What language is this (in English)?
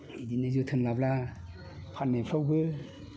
Bodo